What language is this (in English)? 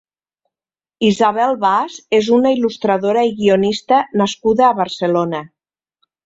Catalan